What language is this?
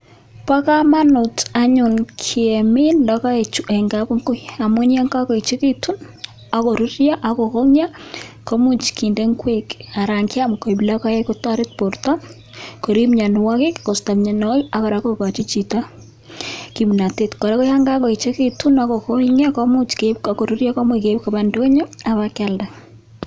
Kalenjin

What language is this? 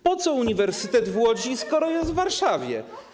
Polish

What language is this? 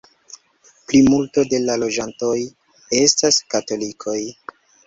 Esperanto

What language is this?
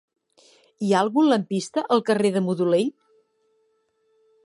Catalan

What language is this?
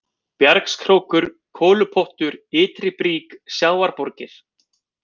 Icelandic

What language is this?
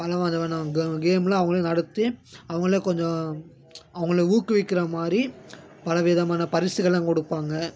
Tamil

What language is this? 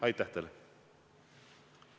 Estonian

